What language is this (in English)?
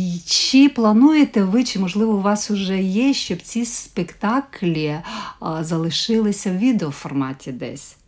Ukrainian